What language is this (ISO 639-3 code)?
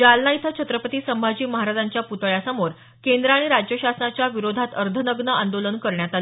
mar